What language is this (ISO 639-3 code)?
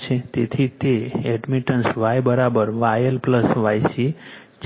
guj